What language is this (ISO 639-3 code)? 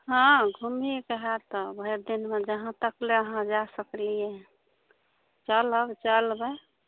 mai